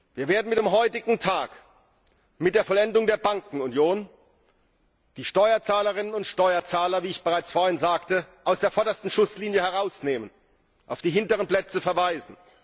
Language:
German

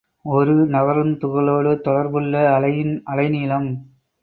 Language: Tamil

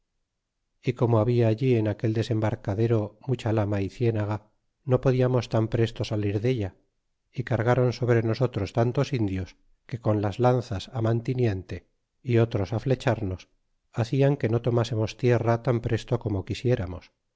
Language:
Spanish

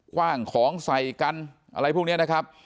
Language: Thai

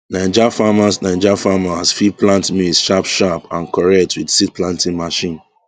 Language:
Nigerian Pidgin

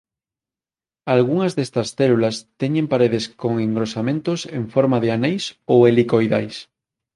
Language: Galician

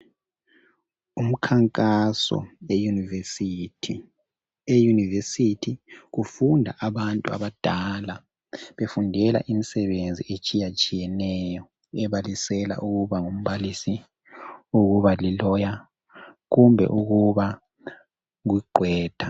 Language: North Ndebele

